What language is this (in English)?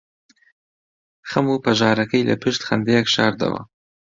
Central Kurdish